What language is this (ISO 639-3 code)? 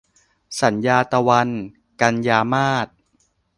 tha